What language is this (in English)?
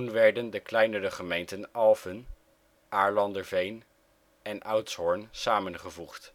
Dutch